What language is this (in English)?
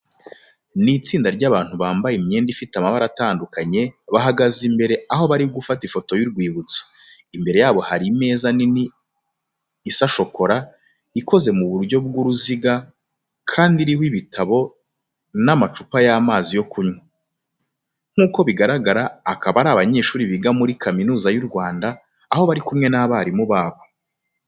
Kinyarwanda